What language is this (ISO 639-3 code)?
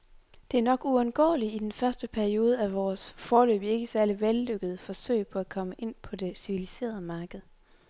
dan